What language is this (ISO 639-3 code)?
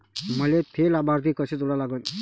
mar